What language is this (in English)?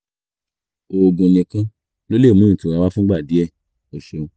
Yoruba